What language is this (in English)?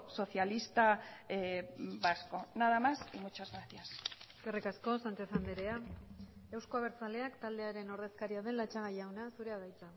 Basque